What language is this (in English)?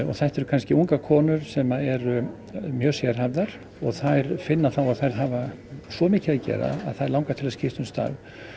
Icelandic